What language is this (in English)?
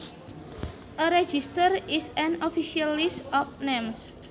Javanese